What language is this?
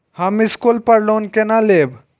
Maithili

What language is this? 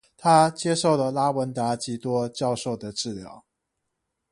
Chinese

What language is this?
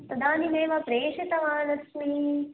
Sanskrit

